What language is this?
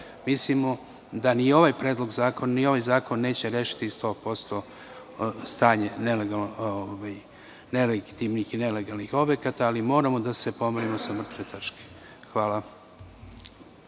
Serbian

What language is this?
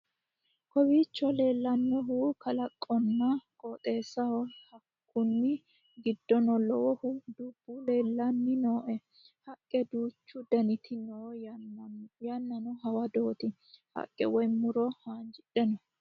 Sidamo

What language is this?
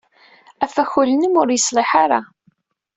Kabyle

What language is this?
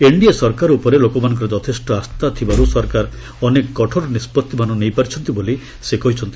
Odia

